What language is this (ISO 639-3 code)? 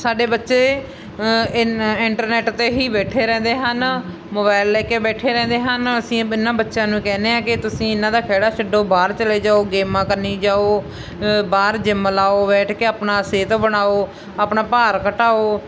pan